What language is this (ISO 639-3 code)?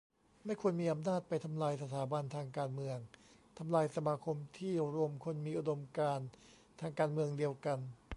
tha